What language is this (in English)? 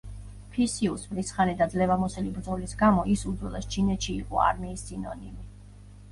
Georgian